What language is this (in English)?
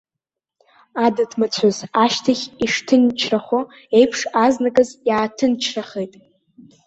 Abkhazian